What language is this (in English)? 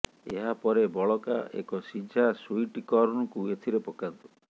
Odia